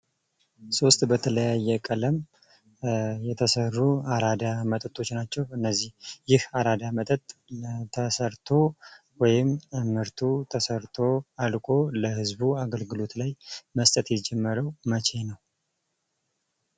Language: Amharic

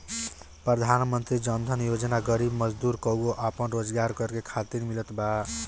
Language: Bhojpuri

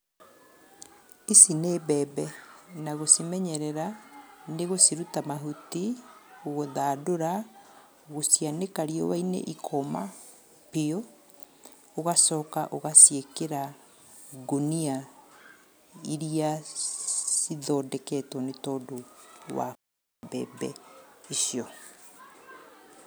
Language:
Kikuyu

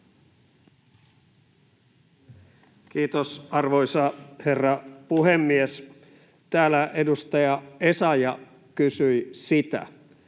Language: Finnish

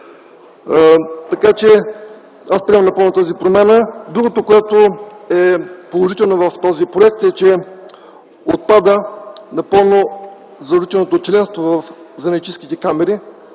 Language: Bulgarian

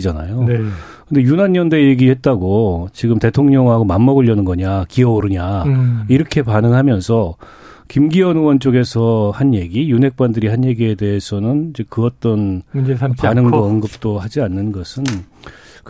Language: Korean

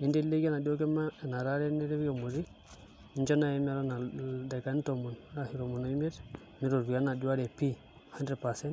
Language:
Masai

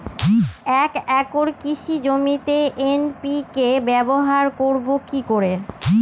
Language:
Bangla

